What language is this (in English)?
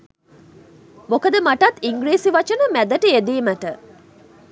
Sinhala